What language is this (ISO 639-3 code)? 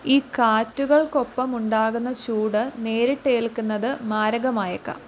mal